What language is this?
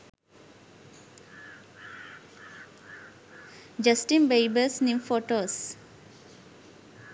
Sinhala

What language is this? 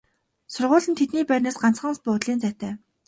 Mongolian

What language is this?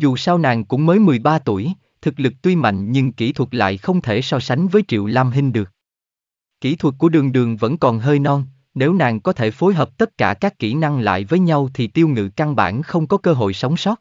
Vietnamese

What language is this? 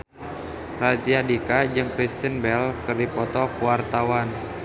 Sundanese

